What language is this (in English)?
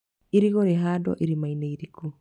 Kikuyu